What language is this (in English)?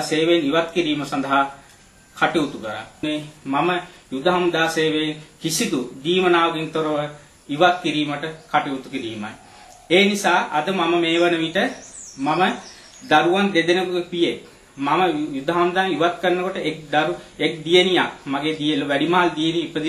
Vietnamese